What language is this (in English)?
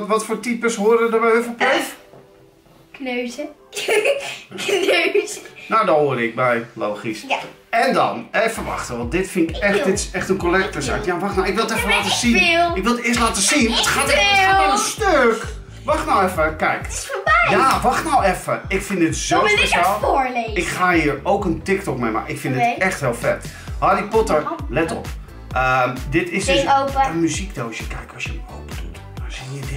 Dutch